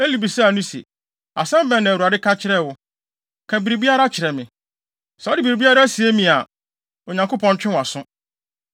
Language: Akan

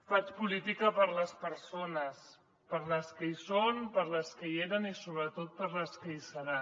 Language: Catalan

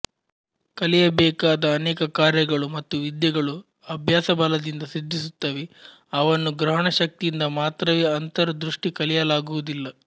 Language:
Kannada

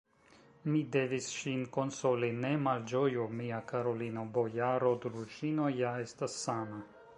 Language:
Esperanto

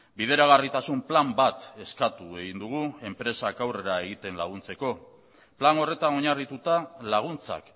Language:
Basque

